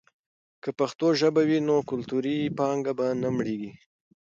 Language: Pashto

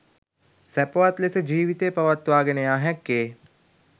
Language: Sinhala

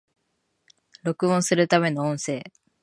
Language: Japanese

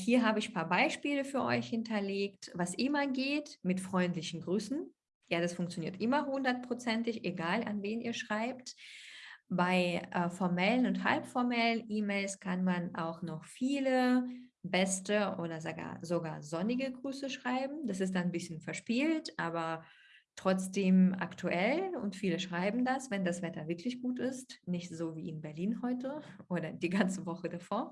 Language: German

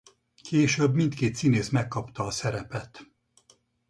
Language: Hungarian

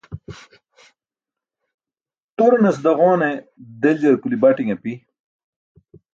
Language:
Burushaski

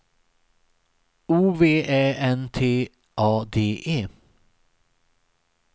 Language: Swedish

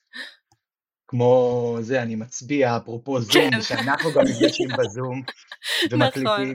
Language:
Hebrew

